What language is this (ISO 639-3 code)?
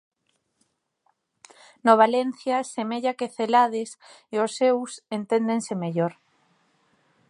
glg